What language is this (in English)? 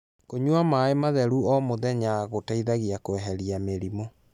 Kikuyu